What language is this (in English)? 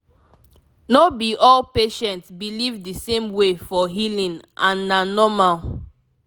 Nigerian Pidgin